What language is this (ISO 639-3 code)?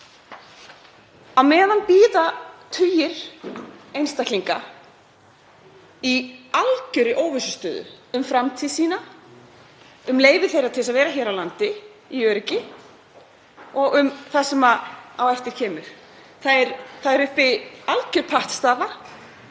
isl